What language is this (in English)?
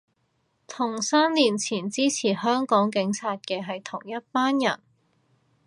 Cantonese